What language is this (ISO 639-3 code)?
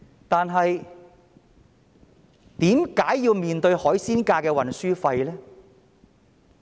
yue